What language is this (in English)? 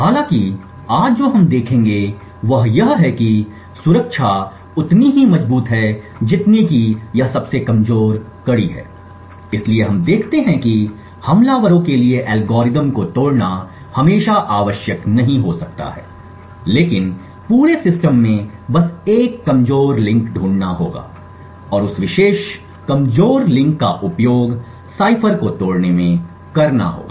Hindi